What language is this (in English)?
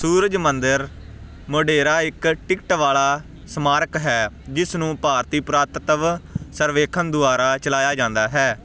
Punjabi